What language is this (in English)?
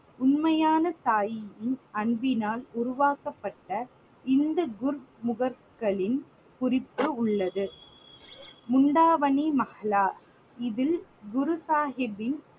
Tamil